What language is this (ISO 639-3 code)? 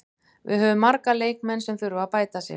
isl